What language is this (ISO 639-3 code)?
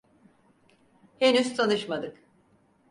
tur